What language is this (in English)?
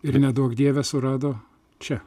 Lithuanian